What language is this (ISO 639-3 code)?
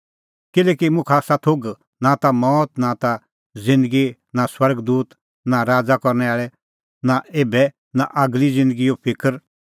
kfx